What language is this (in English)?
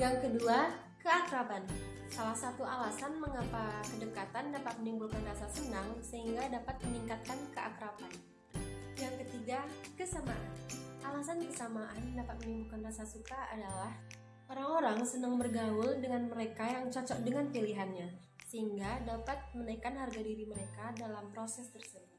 Indonesian